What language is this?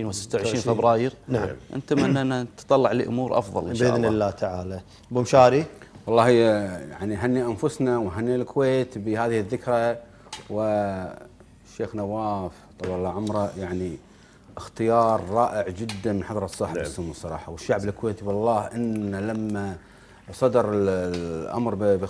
Arabic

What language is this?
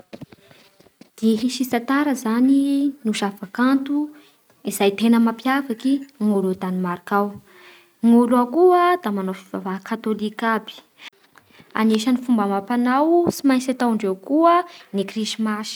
Bara Malagasy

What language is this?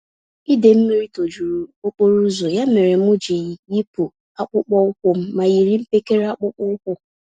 Igbo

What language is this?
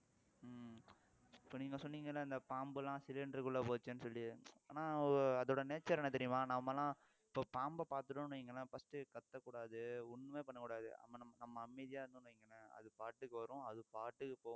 Tamil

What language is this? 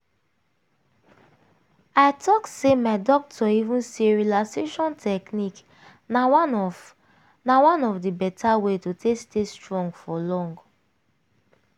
Nigerian Pidgin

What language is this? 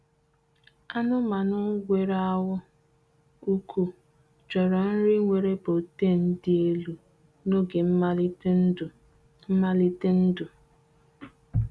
Igbo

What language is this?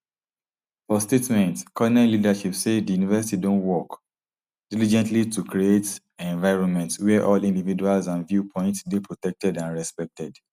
Nigerian Pidgin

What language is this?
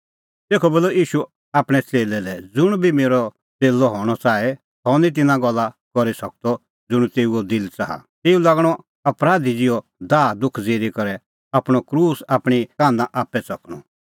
Kullu Pahari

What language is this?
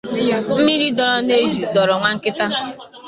Igbo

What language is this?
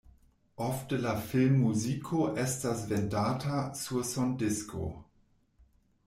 Esperanto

